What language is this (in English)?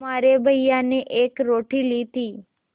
Hindi